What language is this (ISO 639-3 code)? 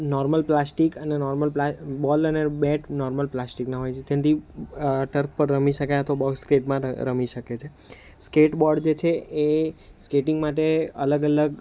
guj